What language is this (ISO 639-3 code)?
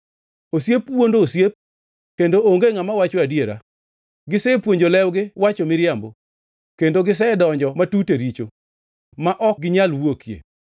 luo